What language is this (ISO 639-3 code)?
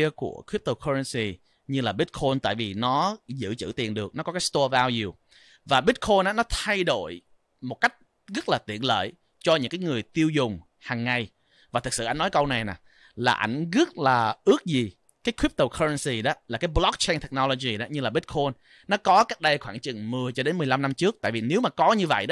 vie